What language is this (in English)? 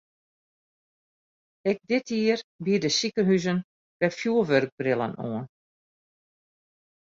Western Frisian